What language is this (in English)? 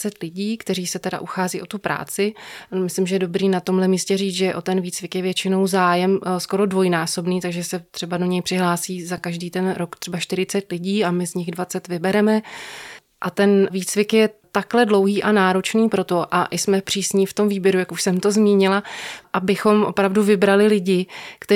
Czech